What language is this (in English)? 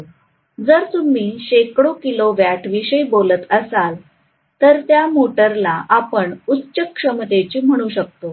Marathi